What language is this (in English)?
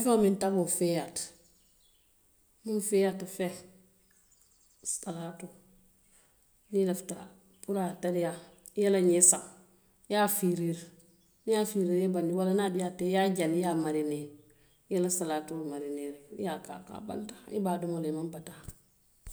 Western Maninkakan